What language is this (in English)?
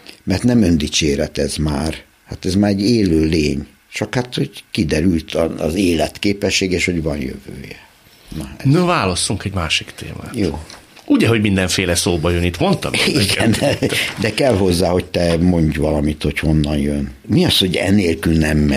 Hungarian